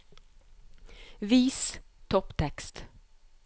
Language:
Norwegian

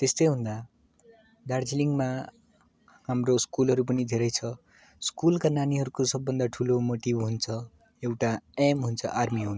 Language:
Nepali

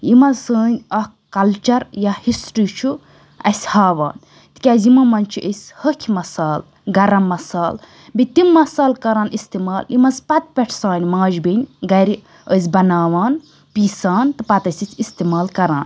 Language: Kashmiri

